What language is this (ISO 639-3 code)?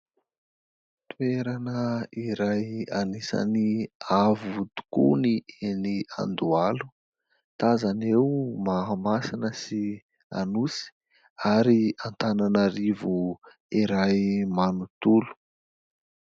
mlg